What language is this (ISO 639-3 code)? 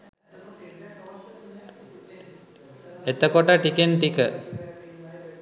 sin